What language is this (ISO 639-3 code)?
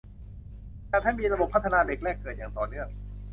tha